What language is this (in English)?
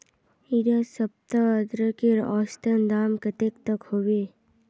Magahi